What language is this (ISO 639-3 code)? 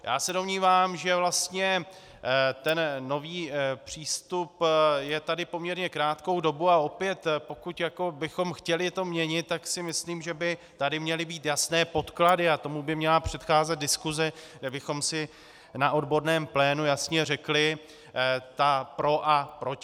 ces